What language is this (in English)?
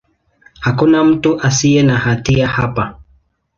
Swahili